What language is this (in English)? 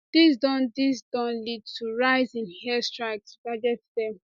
Nigerian Pidgin